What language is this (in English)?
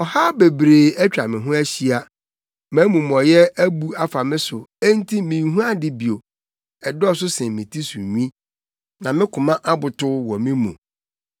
Akan